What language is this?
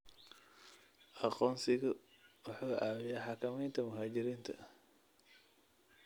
Somali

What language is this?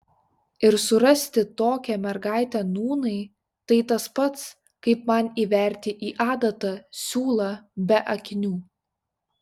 Lithuanian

